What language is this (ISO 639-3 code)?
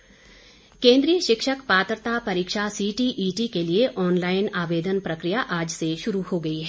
hin